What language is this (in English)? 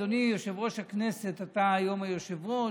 Hebrew